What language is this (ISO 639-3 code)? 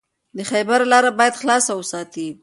pus